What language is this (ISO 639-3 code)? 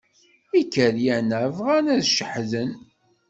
kab